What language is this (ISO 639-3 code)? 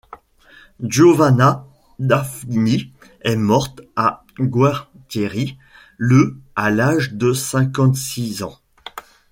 fra